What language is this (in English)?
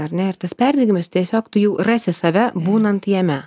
Lithuanian